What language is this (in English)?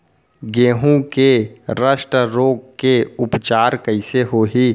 Chhattisgarhi